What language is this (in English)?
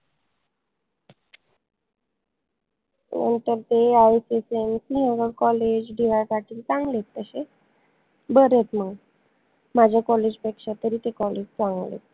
Marathi